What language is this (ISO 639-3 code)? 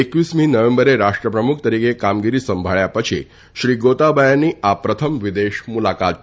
guj